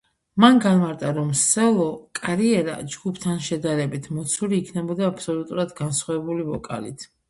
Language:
Georgian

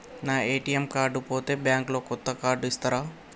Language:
Telugu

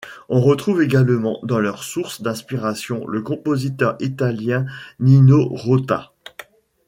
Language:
French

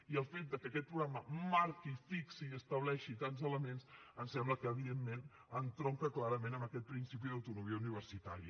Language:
Catalan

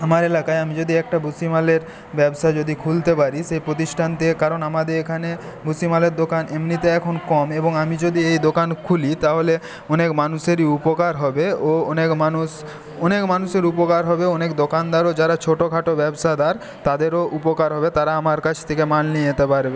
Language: Bangla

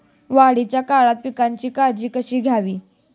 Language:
Marathi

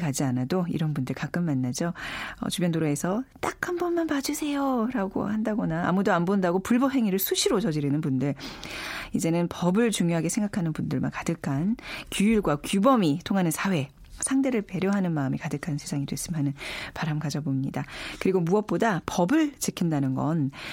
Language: Korean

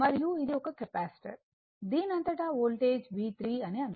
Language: Telugu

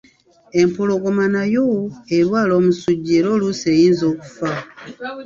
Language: Ganda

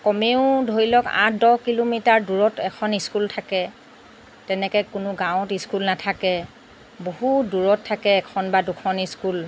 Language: Assamese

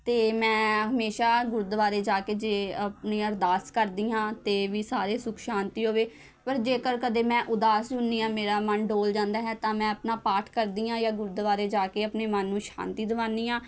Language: Punjabi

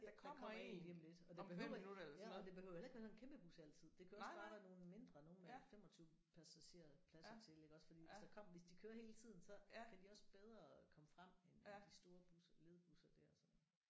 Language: Danish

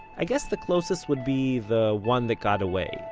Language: English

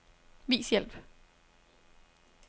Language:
Danish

